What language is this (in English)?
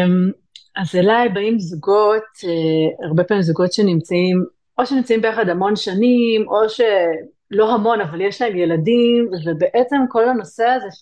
Hebrew